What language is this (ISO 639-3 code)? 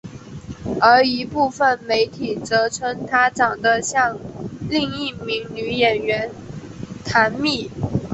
zho